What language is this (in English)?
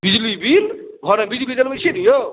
Maithili